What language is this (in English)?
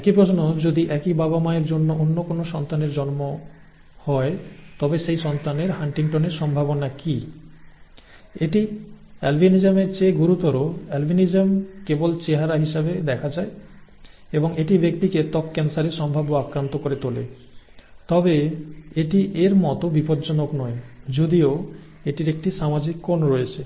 Bangla